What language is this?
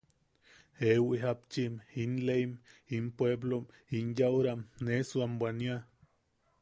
Yaqui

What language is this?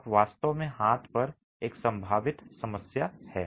Hindi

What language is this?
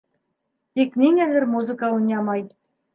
Bashkir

